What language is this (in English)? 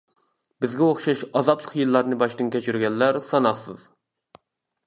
Uyghur